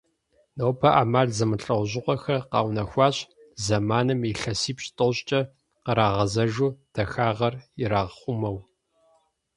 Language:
Kabardian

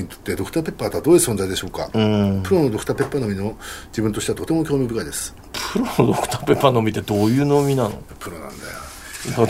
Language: Japanese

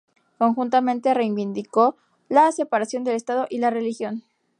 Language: Spanish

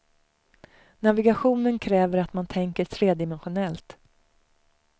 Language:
Swedish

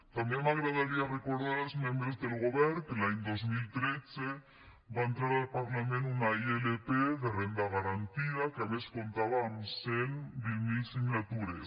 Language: Catalan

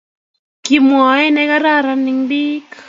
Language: Kalenjin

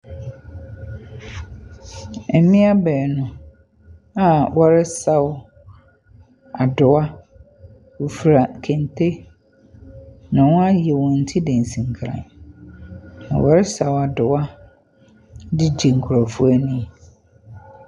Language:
Akan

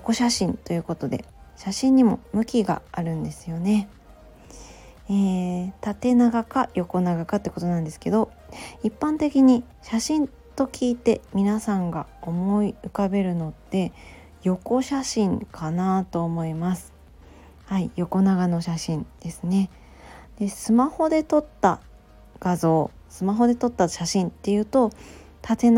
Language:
Japanese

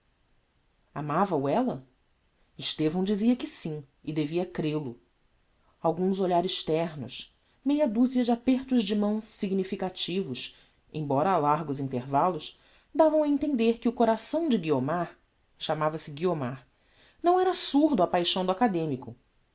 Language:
Portuguese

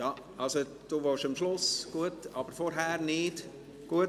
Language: Swiss German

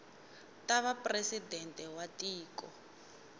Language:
Tsonga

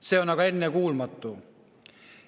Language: Estonian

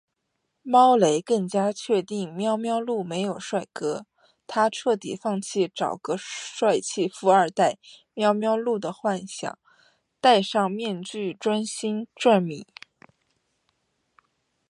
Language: Chinese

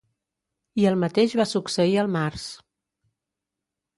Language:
Catalan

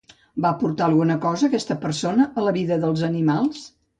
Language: Catalan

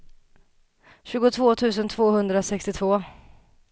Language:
Swedish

